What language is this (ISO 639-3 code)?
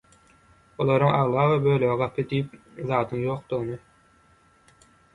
tuk